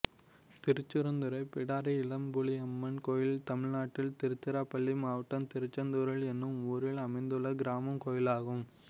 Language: Tamil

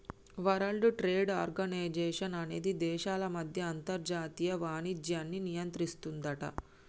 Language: Telugu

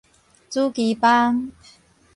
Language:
Min Nan Chinese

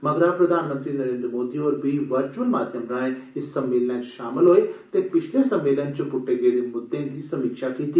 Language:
Dogri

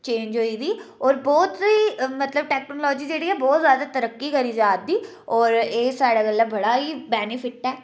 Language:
Dogri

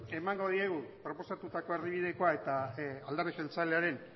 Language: Basque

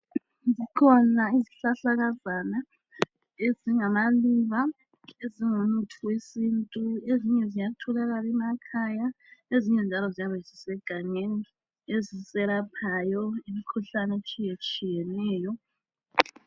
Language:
North Ndebele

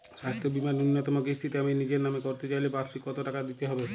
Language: Bangla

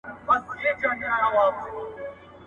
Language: Pashto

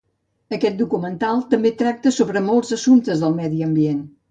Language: Catalan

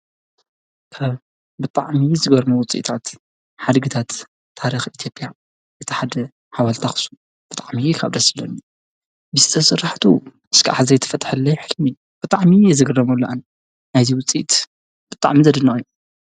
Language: Tigrinya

